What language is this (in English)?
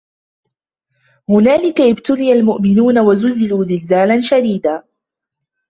Arabic